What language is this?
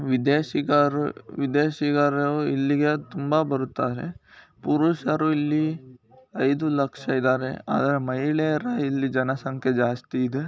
Kannada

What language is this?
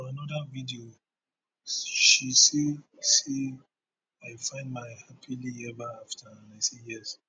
Nigerian Pidgin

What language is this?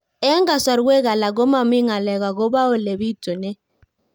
Kalenjin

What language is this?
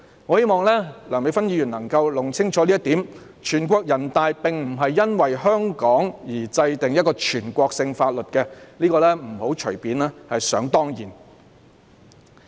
Cantonese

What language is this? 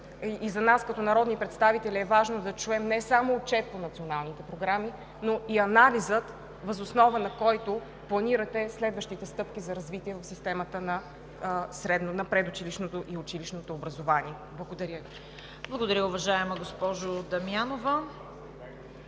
Bulgarian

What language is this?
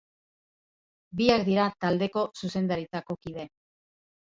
Basque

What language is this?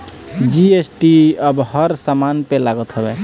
Bhojpuri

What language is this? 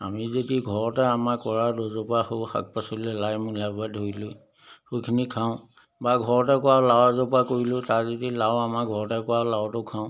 Assamese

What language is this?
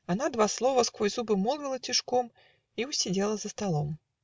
Russian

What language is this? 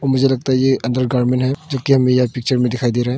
Hindi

